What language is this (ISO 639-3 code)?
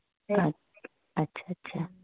doi